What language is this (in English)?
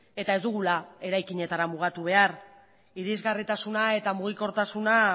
Basque